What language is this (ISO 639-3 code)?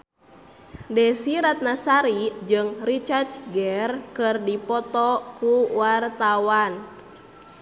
sun